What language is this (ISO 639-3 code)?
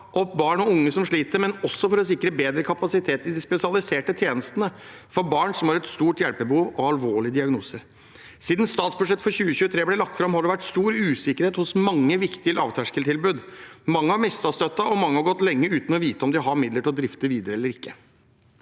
nor